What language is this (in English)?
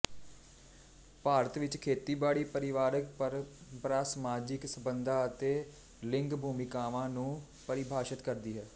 Punjabi